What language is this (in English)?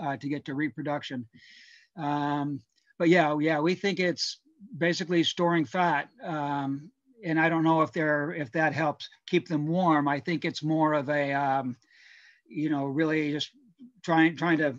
English